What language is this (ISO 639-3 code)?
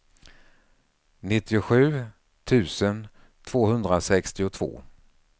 swe